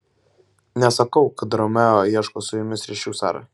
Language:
Lithuanian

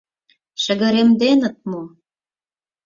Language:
Mari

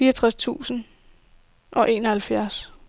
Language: Danish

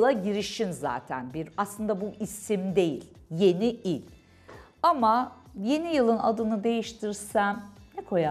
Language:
Turkish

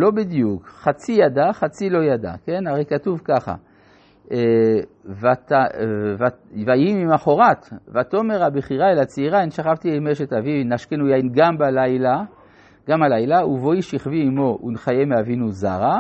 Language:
Hebrew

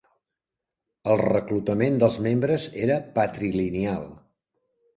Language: Catalan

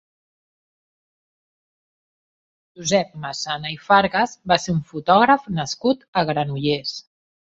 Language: Catalan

